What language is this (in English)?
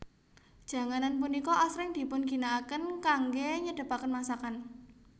Javanese